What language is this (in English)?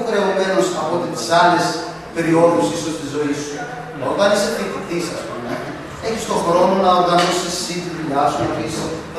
Greek